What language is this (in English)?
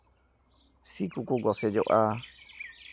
Santali